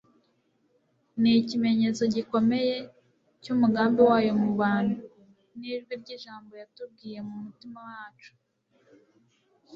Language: Kinyarwanda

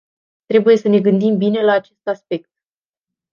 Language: Romanian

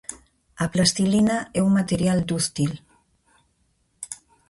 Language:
Galician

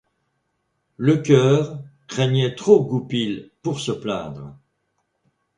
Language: French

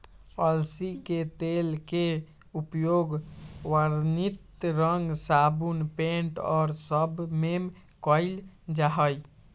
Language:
Magahi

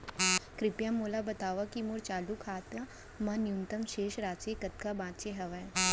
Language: Chhattisgarhi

